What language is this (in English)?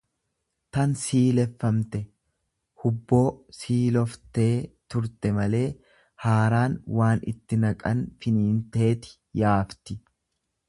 Oromo